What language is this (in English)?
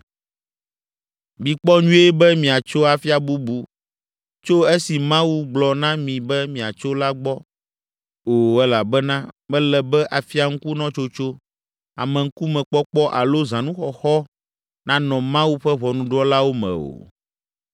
Ewe